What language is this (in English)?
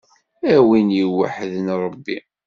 Kabyle